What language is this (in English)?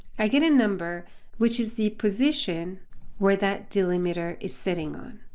English